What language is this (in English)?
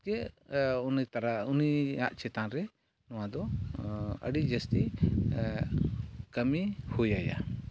Santali